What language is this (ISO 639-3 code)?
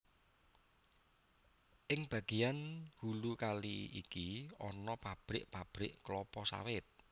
jav